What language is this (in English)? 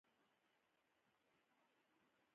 Pashto